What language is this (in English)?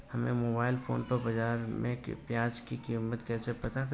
Hindi